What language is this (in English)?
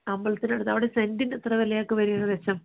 Malayalam